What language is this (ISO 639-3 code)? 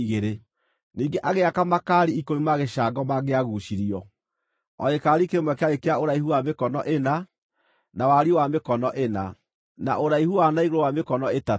kik